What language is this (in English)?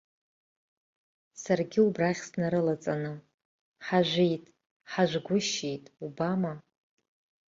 Abkhazian